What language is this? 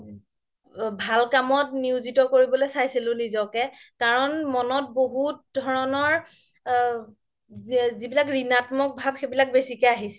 Assamese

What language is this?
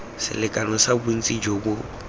Tswana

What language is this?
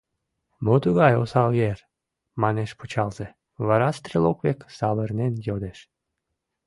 Mari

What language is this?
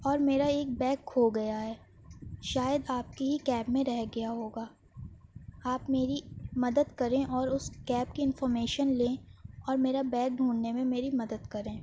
Urdu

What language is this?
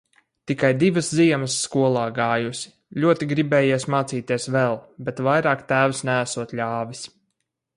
Latvian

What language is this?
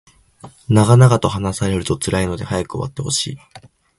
Japanese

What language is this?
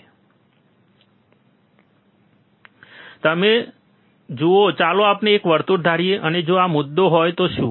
Gujarati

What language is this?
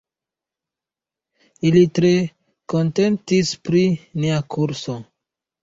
Esperanto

